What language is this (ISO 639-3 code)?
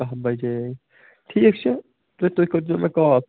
kas